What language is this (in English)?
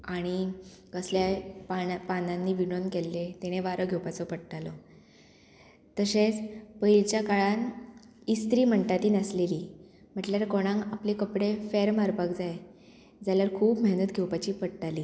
Konkani